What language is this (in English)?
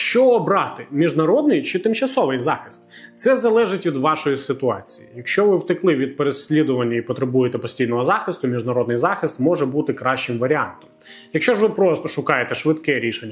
Ukrainian